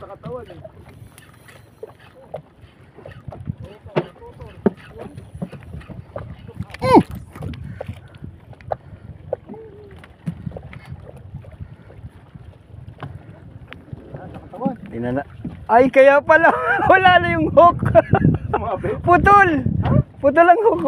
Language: Filipino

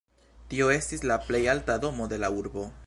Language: Esperanto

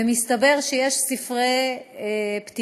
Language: Hebrew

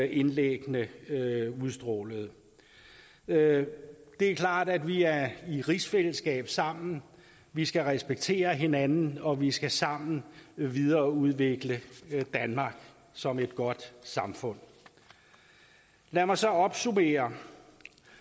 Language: Danish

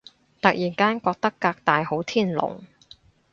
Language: Cantonese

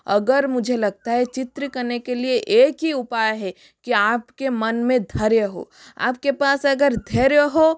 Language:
Hindi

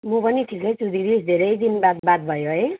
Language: Nepali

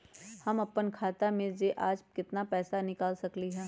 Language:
Magahi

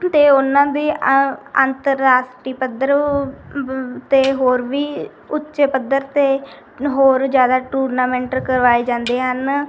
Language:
Punjabi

